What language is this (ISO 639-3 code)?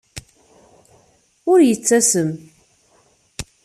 kab